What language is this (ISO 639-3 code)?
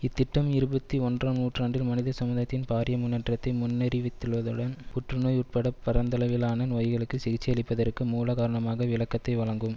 tam